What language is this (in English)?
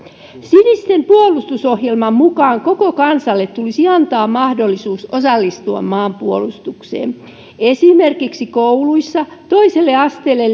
Finnish